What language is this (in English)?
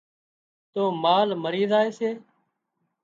Wadiyara Koli